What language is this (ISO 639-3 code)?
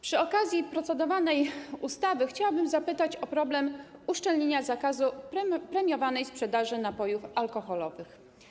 pol